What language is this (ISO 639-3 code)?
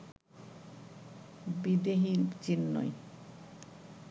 ben